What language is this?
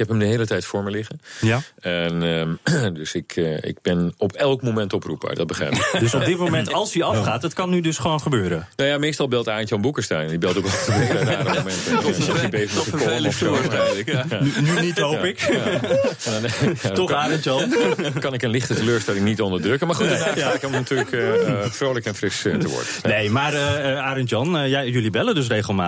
Dutch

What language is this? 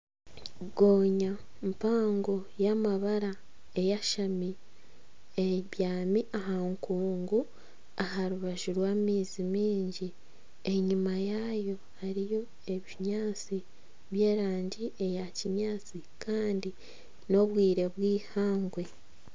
Nyankole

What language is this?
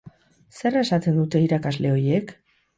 Basque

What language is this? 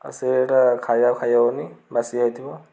Odia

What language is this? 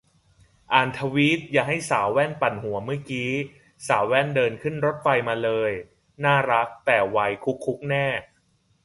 Thai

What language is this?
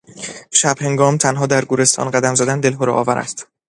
Persian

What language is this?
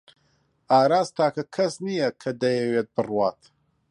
Central Kurdish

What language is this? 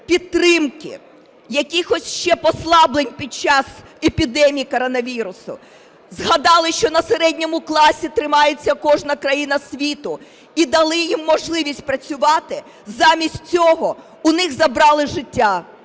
Ukrainian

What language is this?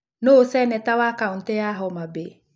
Kikuyu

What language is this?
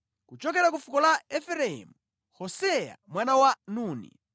Nyanja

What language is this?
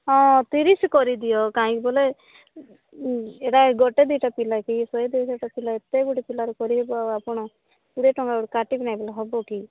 Odia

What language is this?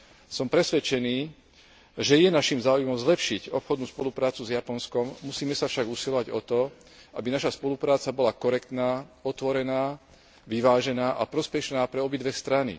Slovak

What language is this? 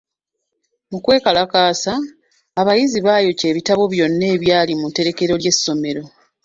Ganda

